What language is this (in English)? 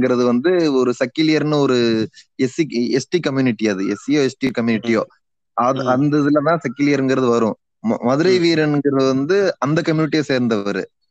Tamil